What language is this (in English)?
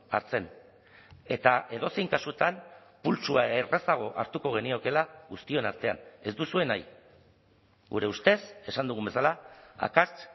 Basque